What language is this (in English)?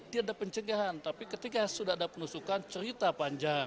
Indonesian